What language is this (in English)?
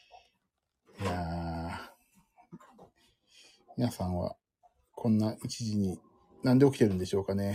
Japanese